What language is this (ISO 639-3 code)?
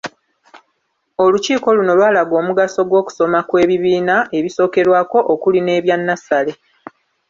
lug